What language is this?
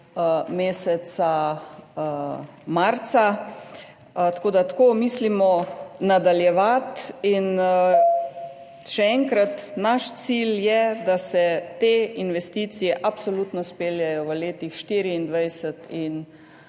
Slovenian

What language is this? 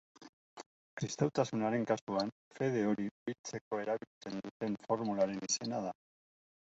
Basque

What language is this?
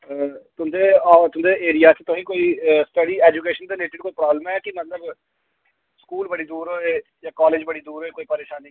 Dogri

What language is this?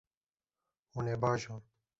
Kurdish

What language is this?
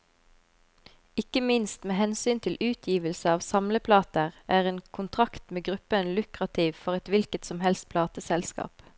Norwegian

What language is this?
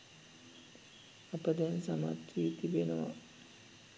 Sinhala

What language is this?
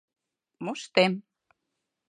Mari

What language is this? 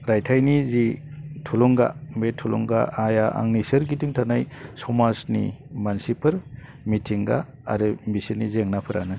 Bodo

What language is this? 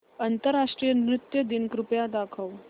Marathi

